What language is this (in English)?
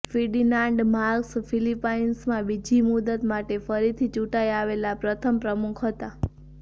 Gujarati